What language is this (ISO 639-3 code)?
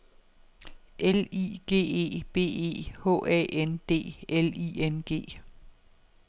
dan